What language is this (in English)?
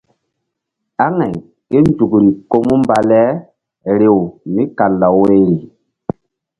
Mbum